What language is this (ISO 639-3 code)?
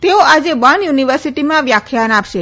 guj